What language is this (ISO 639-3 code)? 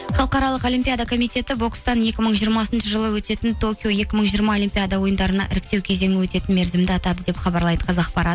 kaz